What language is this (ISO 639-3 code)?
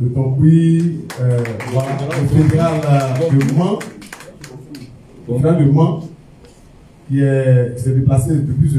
fra